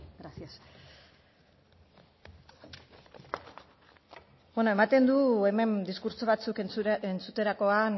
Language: Basque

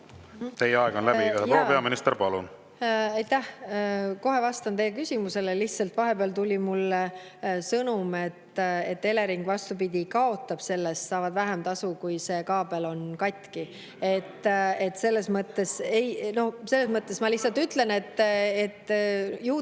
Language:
Estonian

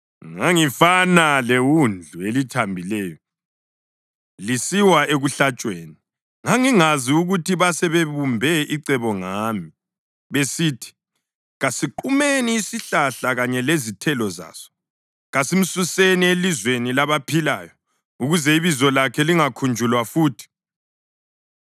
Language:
North Ndebele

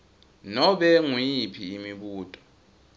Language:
Swati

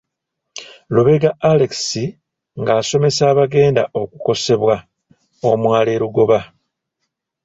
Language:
Ganda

